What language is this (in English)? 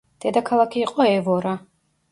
Georgian